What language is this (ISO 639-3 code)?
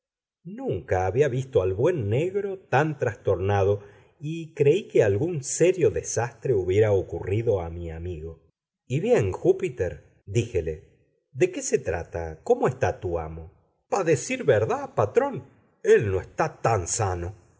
spa